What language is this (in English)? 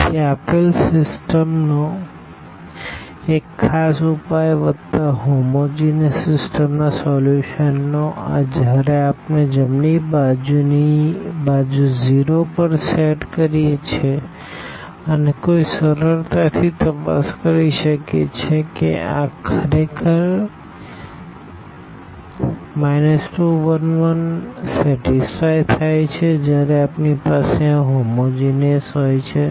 Gujarati